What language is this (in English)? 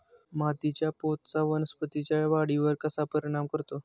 Marathi